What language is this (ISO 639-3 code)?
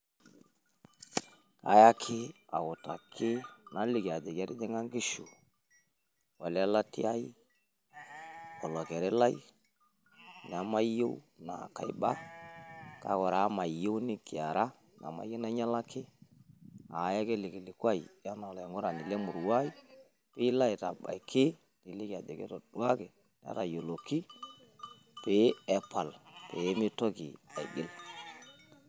mas